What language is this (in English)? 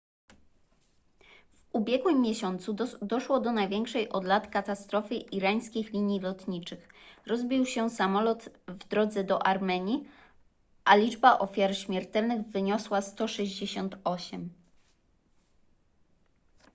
Polish